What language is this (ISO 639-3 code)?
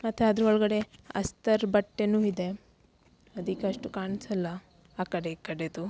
kan